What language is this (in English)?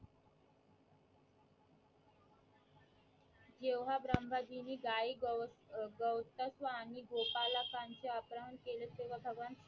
Marathi